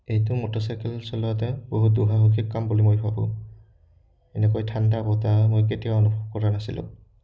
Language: Assamese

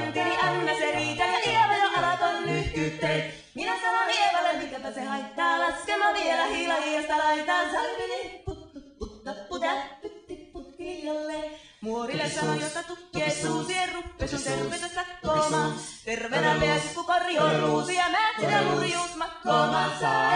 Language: Thai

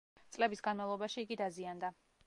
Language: Georgian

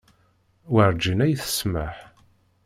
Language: Kabyle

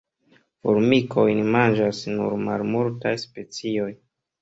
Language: Esperanto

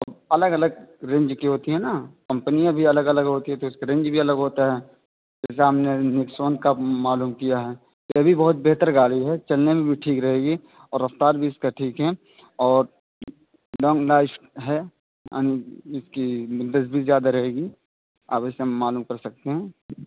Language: Urdu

